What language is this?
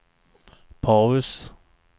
Swedish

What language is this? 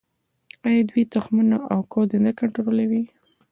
Pashto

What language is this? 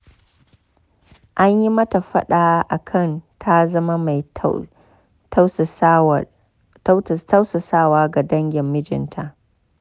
Hausa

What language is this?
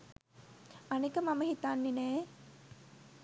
Sinhala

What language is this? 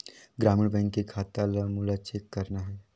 Chhattisgarhi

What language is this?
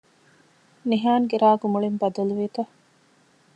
Divehi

